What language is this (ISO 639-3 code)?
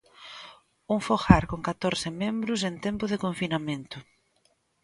glg